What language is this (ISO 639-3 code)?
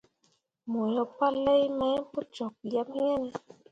mua